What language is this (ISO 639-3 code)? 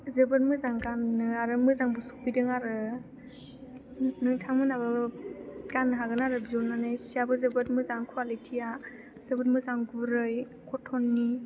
brx